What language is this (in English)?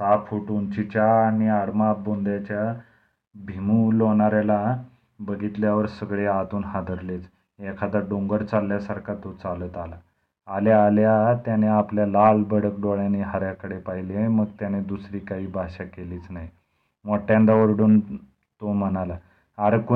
Marathi